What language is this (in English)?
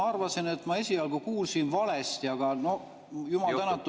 Estonian